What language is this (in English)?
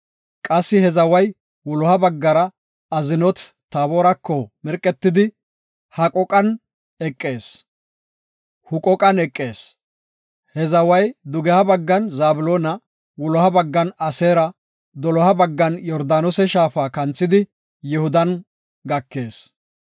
Gofa